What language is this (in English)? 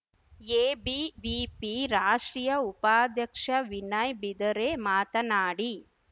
Kannada